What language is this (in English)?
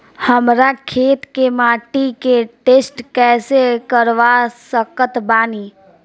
Bhojpuri